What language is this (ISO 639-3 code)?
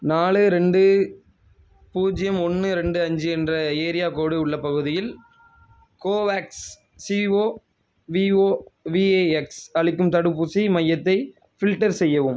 tam